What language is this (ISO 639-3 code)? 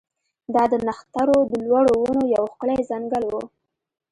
pus